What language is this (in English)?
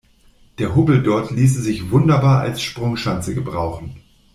German